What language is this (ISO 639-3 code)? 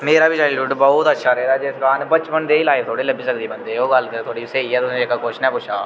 doi